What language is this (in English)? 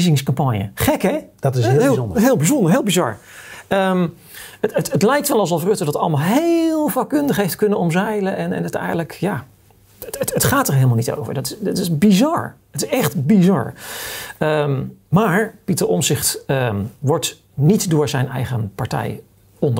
Dutch